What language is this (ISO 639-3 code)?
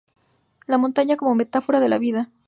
spa